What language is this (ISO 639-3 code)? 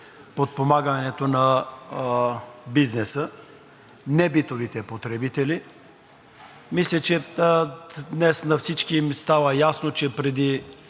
bul